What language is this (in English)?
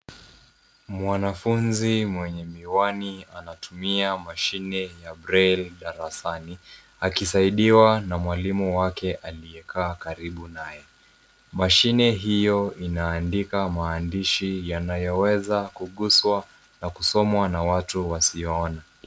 Swahili